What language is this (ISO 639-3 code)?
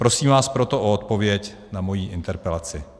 ces